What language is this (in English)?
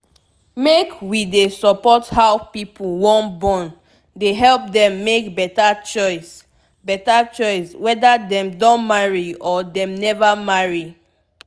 Nigerian Pidgin